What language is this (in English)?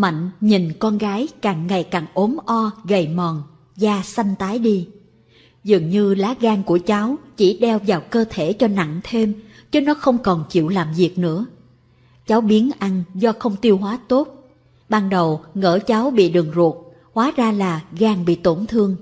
Vietnamese